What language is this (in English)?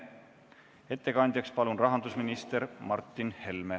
Estonian